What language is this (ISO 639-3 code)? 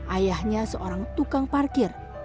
ind